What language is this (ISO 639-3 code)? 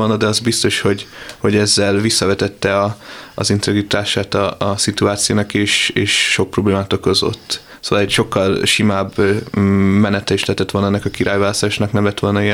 hun